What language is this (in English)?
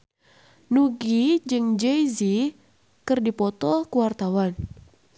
Sundanese